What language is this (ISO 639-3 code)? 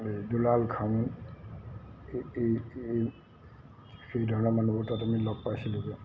asm